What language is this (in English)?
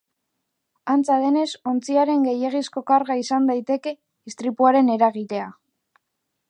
Basque